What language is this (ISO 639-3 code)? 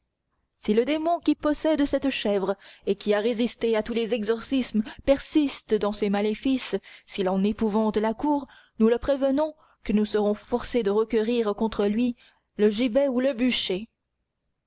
fra